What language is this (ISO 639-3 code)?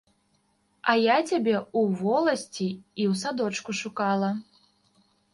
bel